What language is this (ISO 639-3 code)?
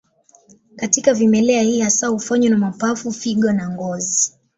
swa